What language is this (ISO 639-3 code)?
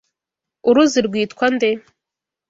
kin